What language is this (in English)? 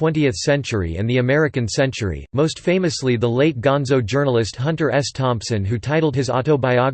English